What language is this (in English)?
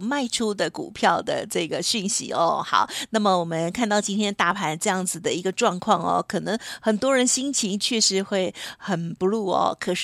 Chinese